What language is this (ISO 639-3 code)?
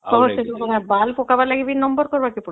ori